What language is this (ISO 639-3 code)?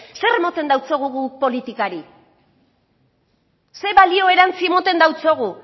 eus